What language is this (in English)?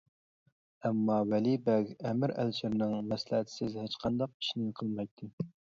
Uyghur